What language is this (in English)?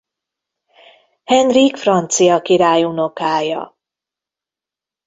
Hungarian